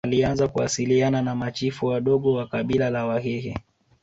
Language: Swahili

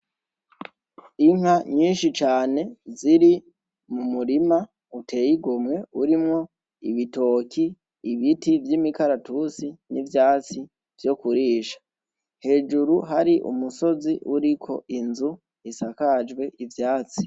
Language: Rundi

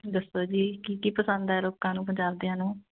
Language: Punjabi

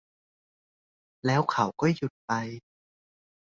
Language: Thai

